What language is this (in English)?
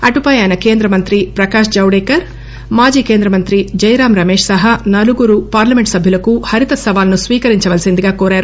Telugu